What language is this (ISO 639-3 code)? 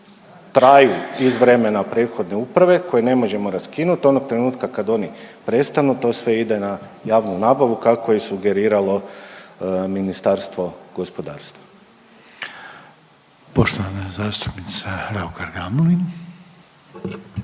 hrv